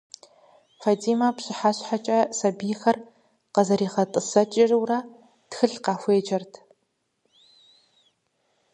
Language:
Kabardian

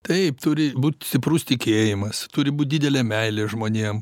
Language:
Lithuanian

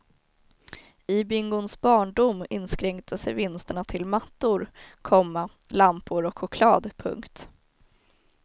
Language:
Swedish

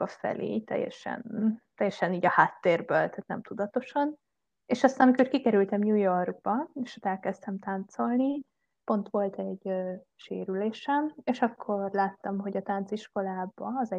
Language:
Hungarian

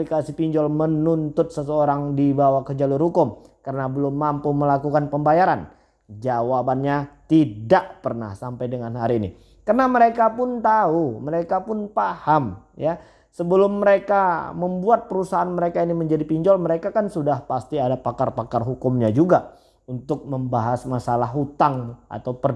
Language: Indonesian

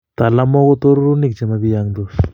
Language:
Kalenjin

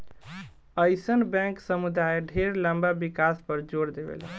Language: Bhojpuri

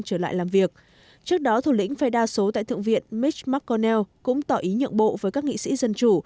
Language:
Vietnamese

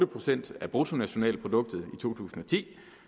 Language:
Danish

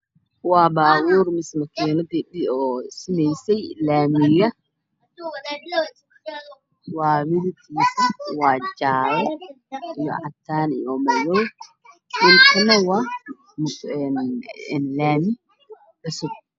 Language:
Somali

